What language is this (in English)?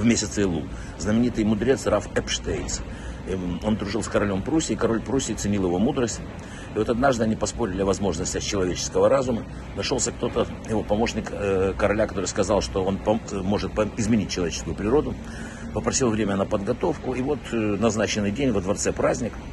Russian